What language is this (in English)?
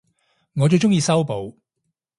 Cantonese